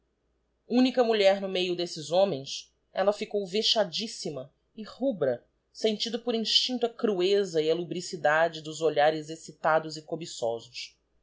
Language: Portuguese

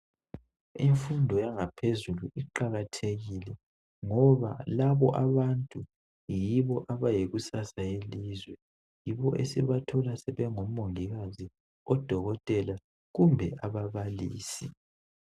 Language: North Ndebele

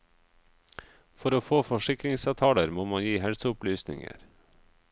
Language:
Norwegian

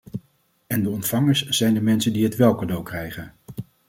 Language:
Dutch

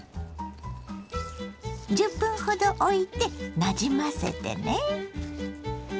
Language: Japanese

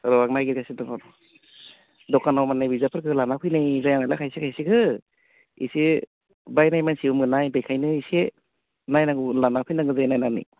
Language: Bodo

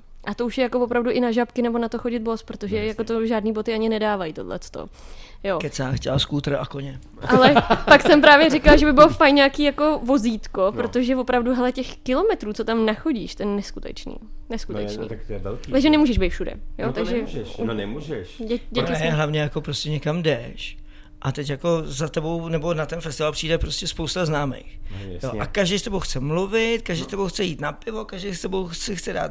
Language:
Czech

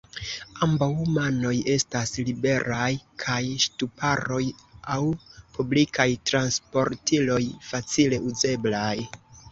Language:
Esperanto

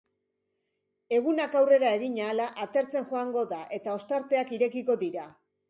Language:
Basque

